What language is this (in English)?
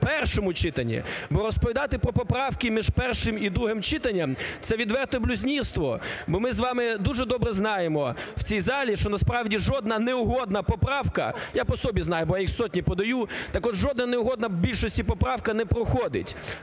Ukrainian